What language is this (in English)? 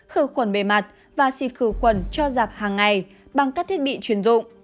Vietnamese